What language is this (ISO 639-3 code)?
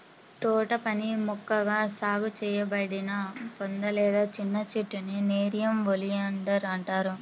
tel